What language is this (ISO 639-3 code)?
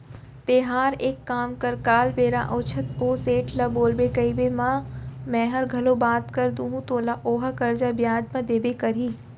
hne